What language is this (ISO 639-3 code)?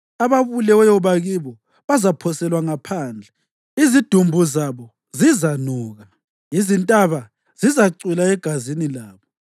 nde